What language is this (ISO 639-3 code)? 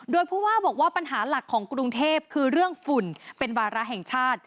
tha